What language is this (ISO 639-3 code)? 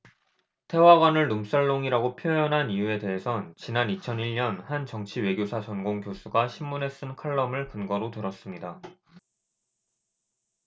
kor